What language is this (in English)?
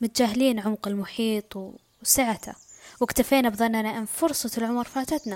Arabic